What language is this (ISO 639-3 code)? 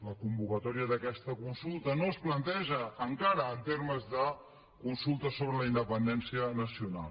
cat